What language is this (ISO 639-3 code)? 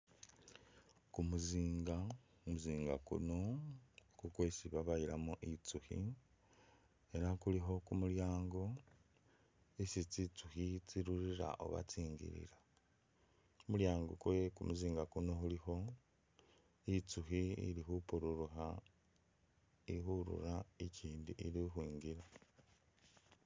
myx